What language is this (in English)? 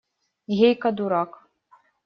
Russian